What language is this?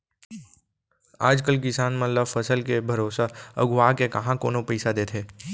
Chhattisgarhi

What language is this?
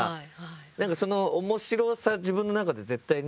Japanese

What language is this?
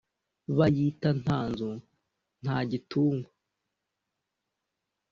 Kinyarwanda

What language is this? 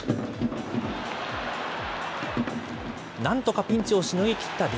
Japanese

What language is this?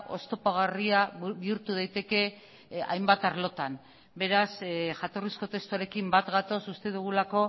Basque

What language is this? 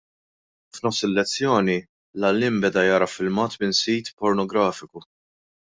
Maltese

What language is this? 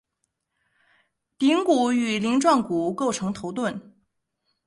Chinese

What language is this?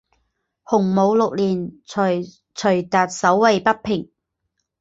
Chinese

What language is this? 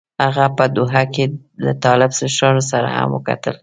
Pashto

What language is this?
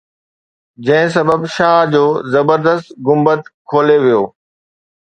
Sindhi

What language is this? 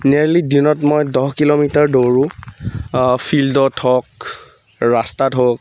Assamese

